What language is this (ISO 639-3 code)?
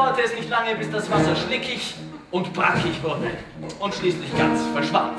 deu